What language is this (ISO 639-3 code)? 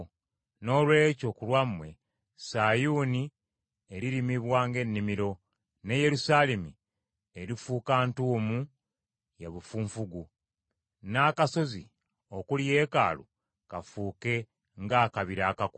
lug